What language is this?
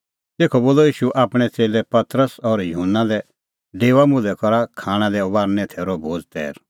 Kullu Pahari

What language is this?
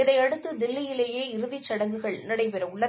Tamil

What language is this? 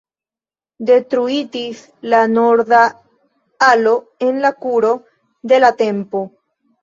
Esperanto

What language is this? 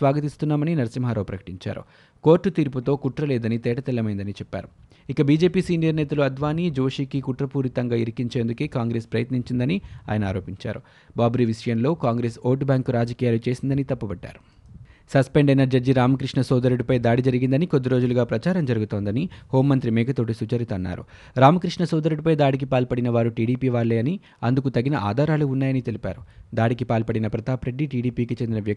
Telugu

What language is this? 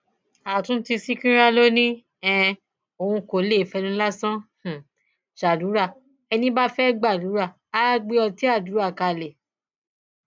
Yoruba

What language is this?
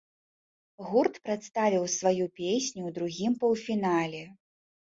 Belarusian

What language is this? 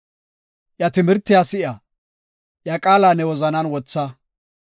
Gofa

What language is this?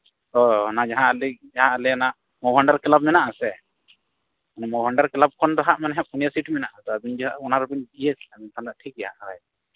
Santali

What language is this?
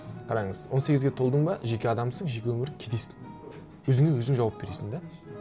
Kazakh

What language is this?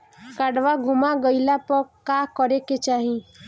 Bhojpuri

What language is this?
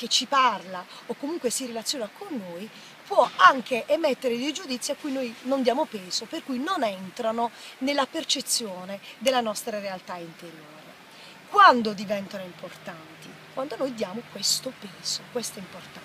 Italian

